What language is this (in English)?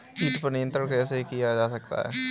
Hindi